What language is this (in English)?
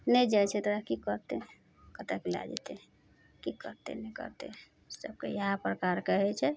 Maithili